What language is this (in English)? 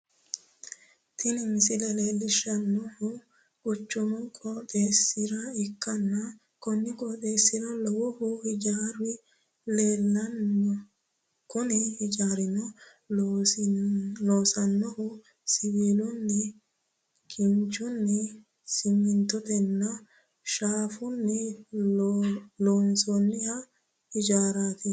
Sidamo